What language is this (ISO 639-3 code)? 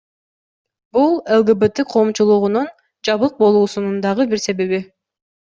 kir